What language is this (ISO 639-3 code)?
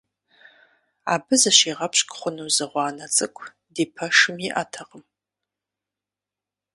kbd